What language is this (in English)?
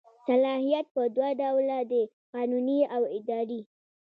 Pashto